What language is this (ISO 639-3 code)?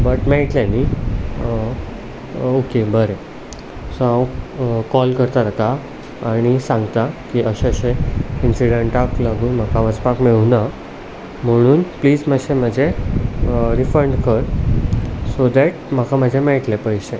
kok